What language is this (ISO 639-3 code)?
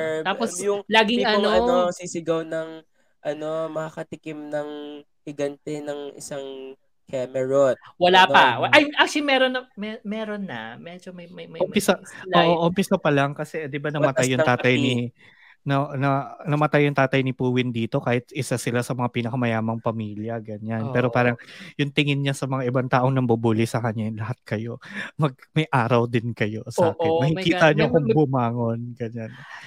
fil